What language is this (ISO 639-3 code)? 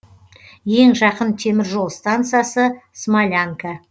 kaz